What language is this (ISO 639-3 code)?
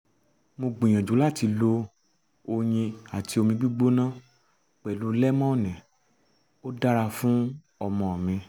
yor